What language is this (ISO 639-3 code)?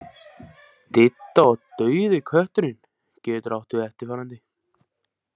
isl